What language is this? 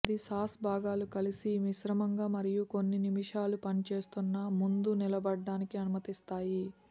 Telugu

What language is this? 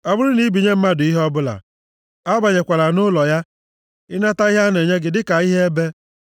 Igbo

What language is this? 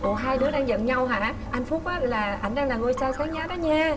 Vietnamese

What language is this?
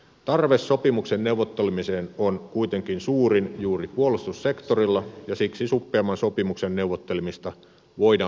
Finnish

